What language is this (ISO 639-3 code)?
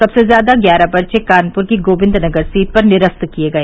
hin